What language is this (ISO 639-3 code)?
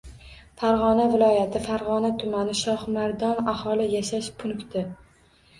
uzb